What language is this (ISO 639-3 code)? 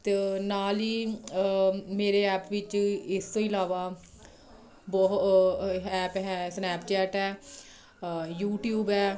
pan